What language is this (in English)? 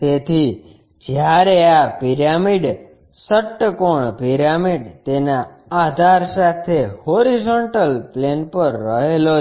Gujarati